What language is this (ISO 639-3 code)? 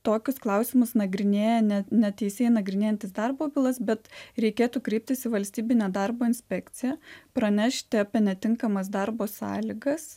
lit